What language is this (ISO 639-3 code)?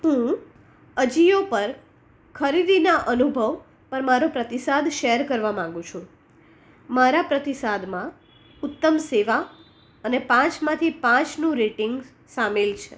guj